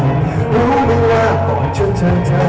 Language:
Thai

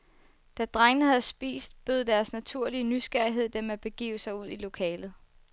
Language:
Danish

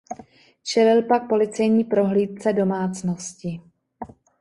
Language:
Czech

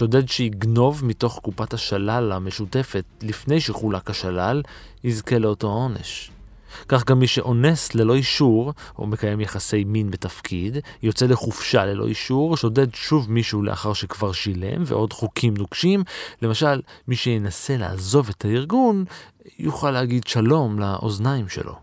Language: Hebrew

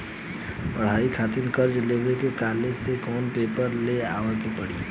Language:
Bhojpuri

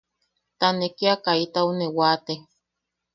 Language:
Yaqui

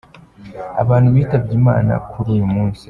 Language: Kinyarwanda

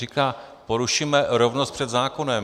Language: Czech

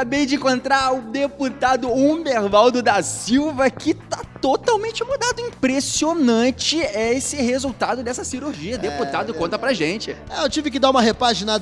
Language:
Portuguese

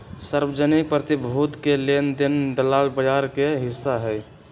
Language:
Magahi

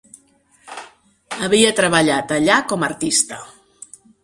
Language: Catalan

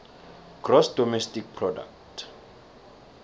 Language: South Ndebele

